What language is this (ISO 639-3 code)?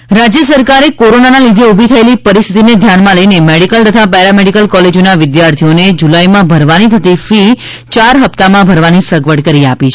guj